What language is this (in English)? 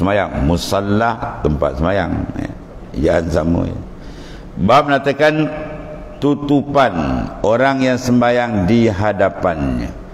Malay